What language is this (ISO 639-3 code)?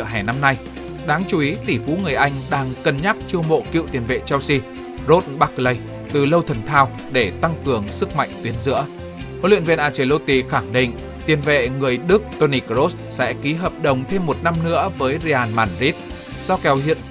vie